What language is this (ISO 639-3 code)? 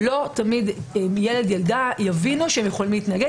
heb